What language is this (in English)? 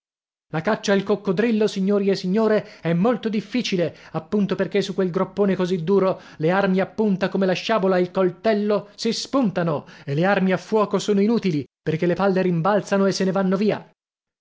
Italian